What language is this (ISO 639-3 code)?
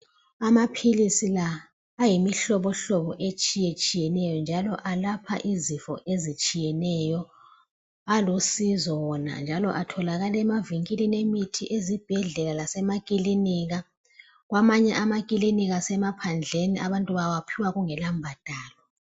nde